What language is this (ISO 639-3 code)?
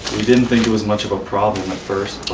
eng